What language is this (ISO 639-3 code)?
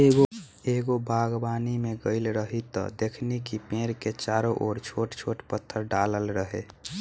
bho